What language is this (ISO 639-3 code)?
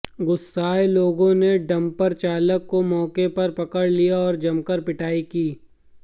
hin